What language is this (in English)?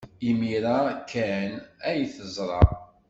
Kabyle